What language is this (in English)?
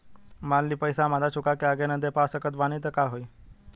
Bhojpuri